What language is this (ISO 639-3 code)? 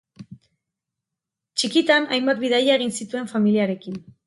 eus